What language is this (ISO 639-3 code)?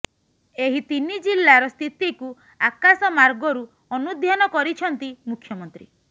ori